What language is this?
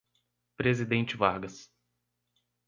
Portuguese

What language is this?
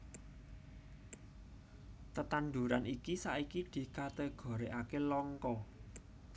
Javanese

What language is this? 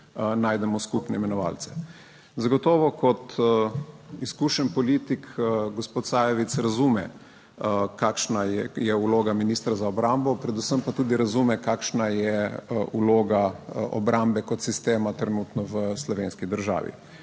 Slovenian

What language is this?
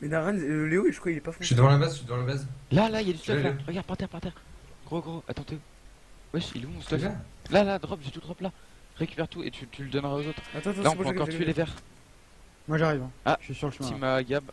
French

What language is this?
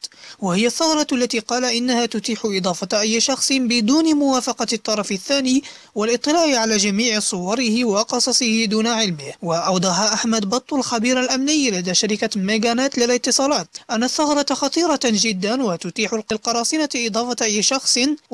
Arabic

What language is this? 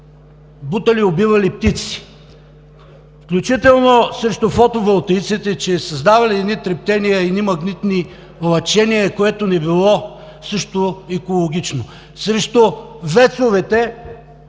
Bulgarian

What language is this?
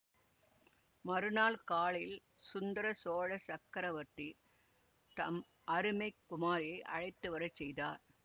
Tamil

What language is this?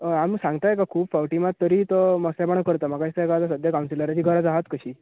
Konkani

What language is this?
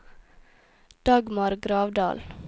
Norwegian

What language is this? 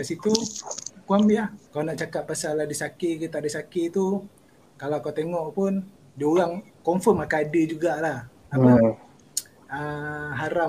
Malay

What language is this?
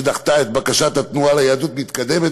Hebrew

